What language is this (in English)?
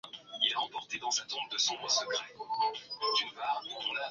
Swahili